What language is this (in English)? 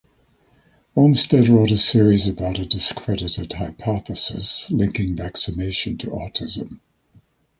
English